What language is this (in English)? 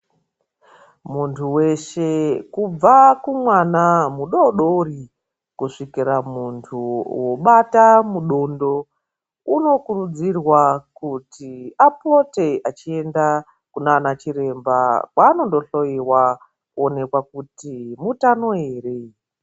Ndau